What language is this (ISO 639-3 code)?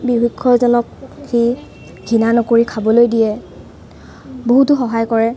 asm